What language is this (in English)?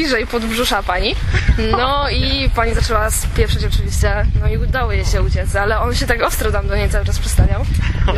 Polish